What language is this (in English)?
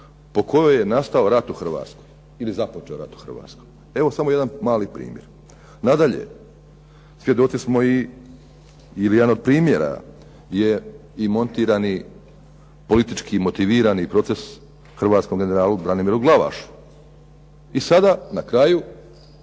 Croatian